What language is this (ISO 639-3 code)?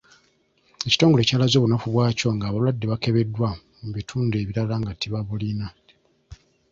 lug